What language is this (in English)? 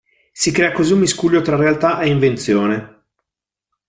Italian